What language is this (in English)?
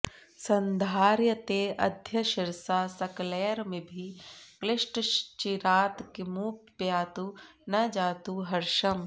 Sanskrit